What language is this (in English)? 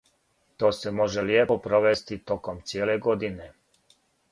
Serbian